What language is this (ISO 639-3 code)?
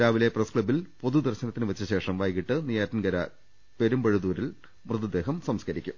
mal